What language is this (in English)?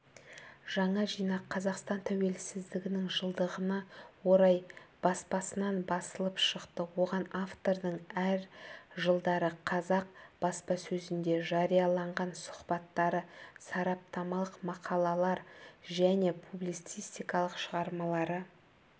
Kazakh